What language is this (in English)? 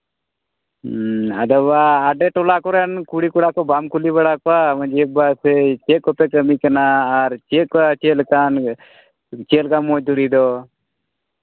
Santali